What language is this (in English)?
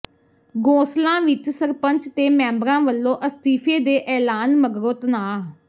Punjabi